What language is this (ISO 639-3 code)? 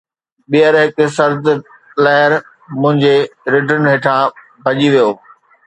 snd